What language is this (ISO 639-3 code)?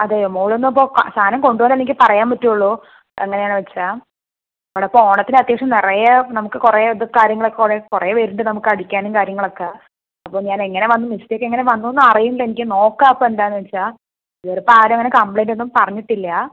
mal